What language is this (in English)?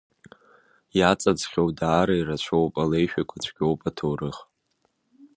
Abkhazian